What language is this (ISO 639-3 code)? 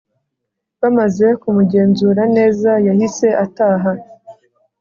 kin